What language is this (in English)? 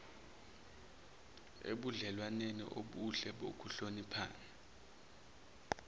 Zulu